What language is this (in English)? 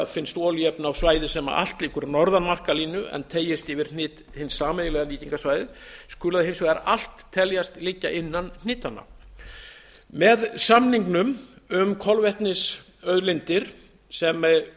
Icelandic